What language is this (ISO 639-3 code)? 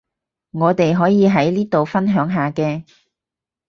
yue